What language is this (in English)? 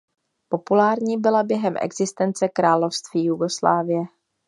Czech